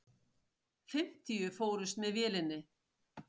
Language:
Icelandic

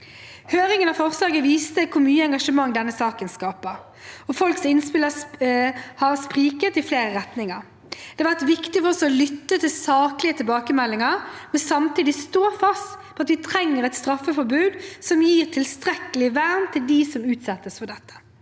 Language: Norwegian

